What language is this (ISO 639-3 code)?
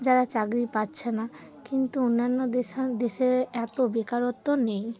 ben